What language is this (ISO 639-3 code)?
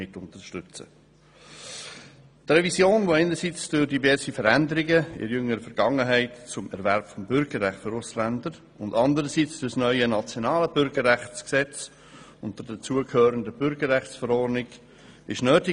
gsw